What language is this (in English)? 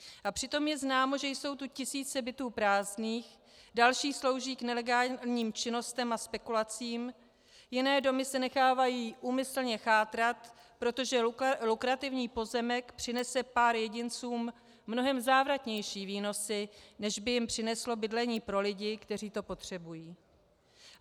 Czech